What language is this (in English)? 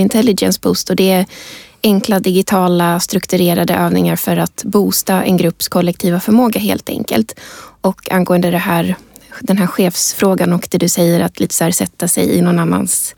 Swedish